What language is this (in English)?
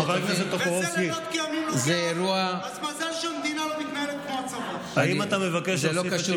Hebrew